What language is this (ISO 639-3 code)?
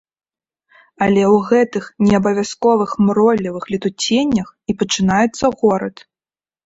bel